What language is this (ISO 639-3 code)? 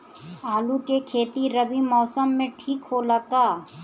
bho